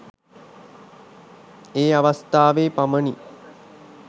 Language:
Sinhala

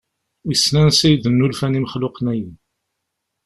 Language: Kabyle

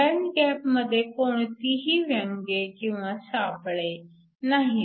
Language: Marathi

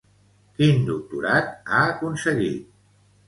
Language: Catalan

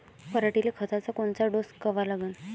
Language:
Marathi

